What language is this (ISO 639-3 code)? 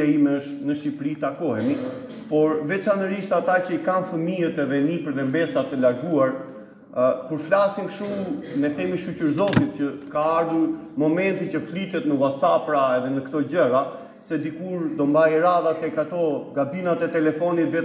ron